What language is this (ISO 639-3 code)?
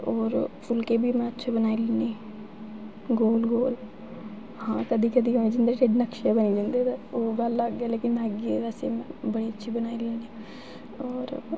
doi